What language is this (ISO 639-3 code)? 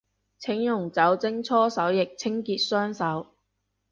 yue